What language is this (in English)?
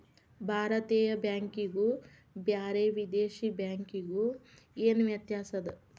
Kannada